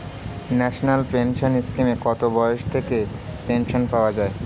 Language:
Bangla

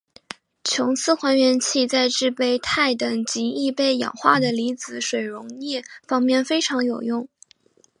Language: Chinese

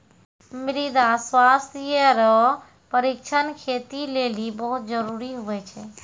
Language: Maithili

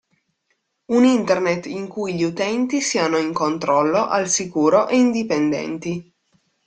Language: Italian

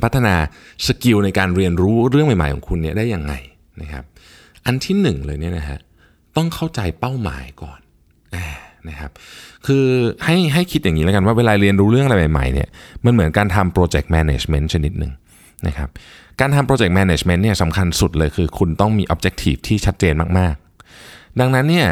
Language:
Thai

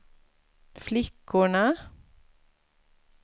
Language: Swedish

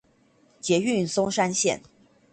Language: Chinese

